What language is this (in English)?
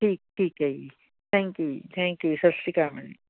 Punjabi